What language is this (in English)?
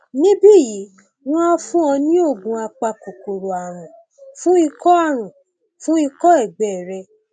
Yoruba